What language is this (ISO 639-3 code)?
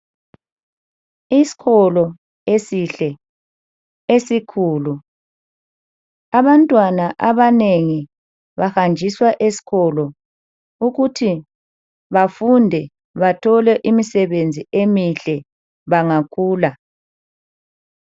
nde